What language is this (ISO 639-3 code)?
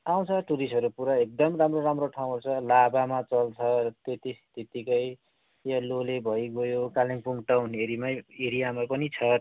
nep